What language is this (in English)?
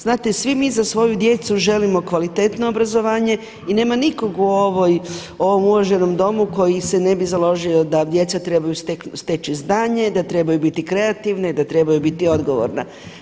Croatian